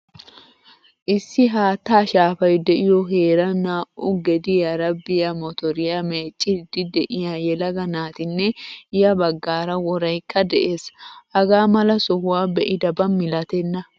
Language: Wolaytta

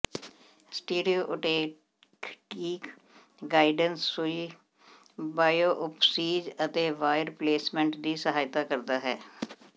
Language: Punjabi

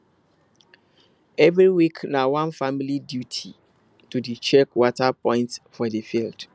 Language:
Nigerian Pidgin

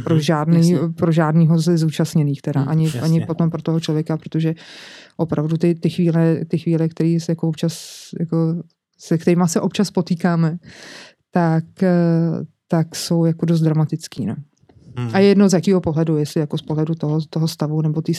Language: Czech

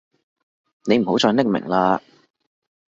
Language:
Cantonese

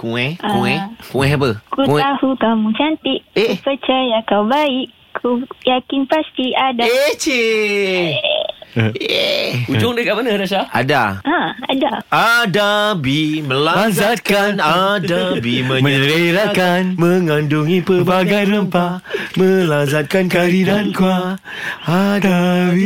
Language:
Malay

